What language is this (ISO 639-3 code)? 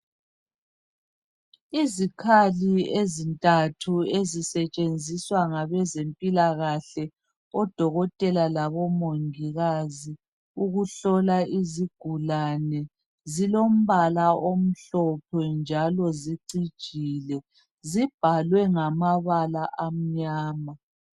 nde